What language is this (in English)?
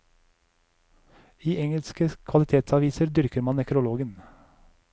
Norwegian